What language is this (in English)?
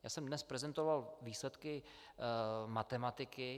Czech